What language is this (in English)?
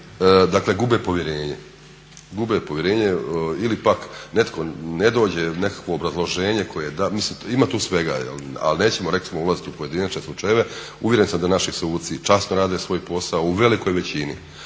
Croatian